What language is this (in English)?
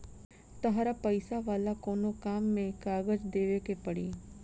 Bhojpuri